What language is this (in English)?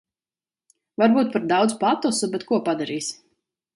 Latvian